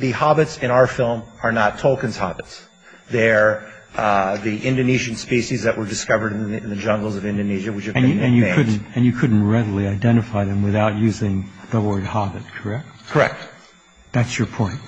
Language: English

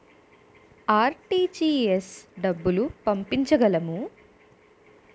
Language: Telugu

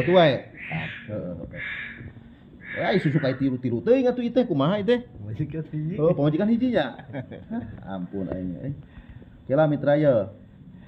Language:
Indonesian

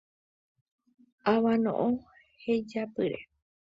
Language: Guarani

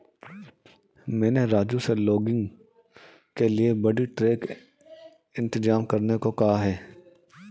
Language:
Hindi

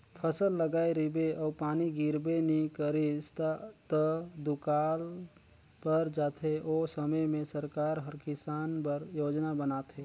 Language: Chhattisgarhi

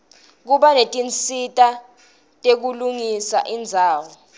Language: Swati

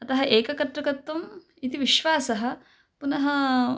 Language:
Sanskrit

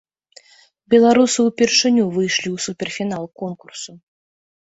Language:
Belarusian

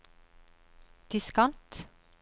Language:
Norwegian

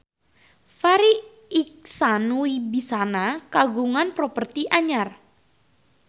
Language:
Sundanese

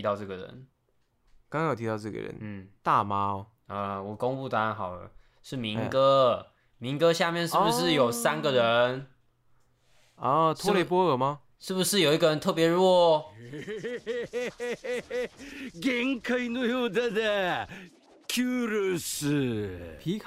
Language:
Chinese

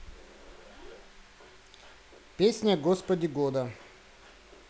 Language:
Russian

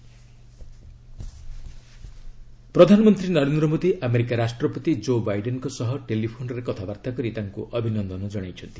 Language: Odia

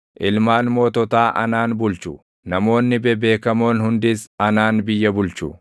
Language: Oromo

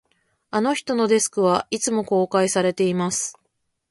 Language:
Japanese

